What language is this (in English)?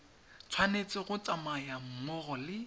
Tswana